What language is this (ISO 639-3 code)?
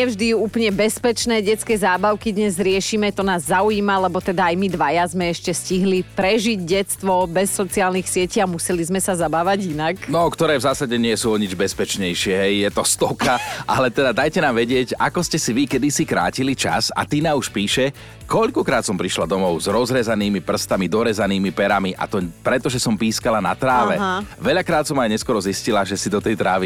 slk